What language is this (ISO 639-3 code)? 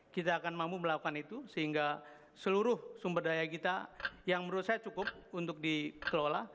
ind